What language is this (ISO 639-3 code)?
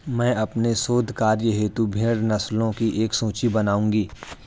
hin